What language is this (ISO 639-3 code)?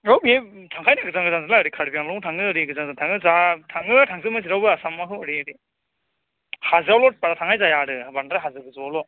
brx